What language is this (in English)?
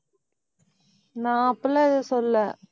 Tamil